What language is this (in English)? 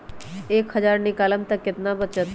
Magahi